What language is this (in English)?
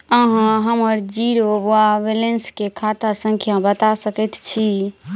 Maithili